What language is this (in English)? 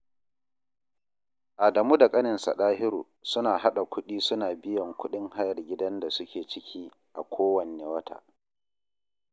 Hausa